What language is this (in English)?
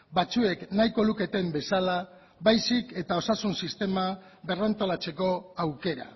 Basque